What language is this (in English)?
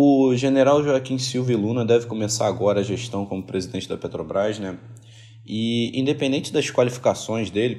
Portuguese